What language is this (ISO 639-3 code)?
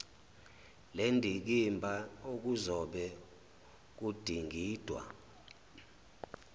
zul